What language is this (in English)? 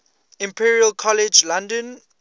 English